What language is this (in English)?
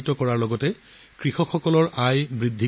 Assamese